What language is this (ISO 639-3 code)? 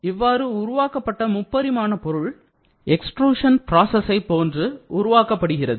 tam